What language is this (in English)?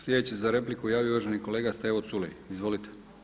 Croatian